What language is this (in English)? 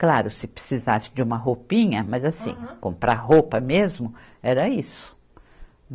Portuguese